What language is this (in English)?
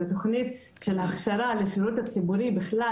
Hebrew